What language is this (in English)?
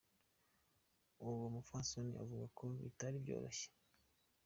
Kinyarwanda